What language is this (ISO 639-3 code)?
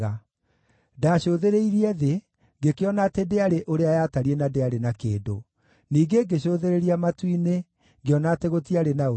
kik